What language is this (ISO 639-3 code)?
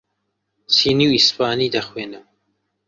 ckb